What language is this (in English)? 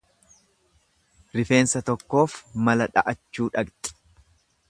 Oromo